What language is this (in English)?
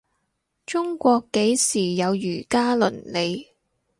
Cantonese